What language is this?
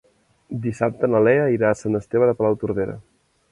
Catalan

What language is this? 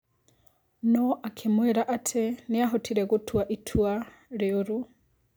Kikuyu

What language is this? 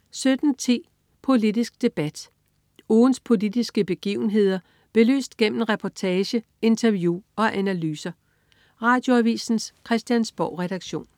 Danish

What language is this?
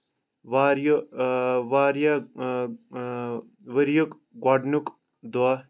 Kashmiri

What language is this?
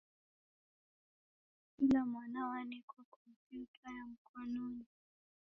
Taita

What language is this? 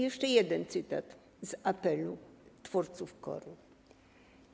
Polish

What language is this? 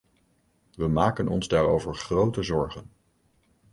Dutch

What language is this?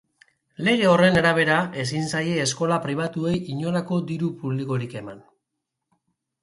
Basque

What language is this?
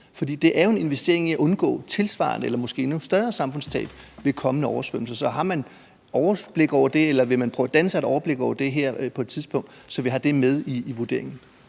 Danish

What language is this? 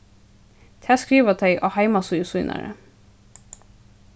Faroese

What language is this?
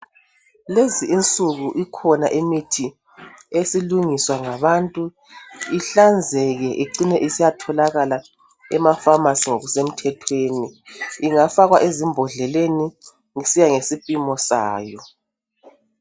North Ndebele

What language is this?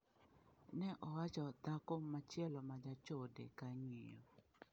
Luo (Kenya and Tanzania)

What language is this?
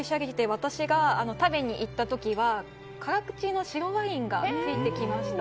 Japanese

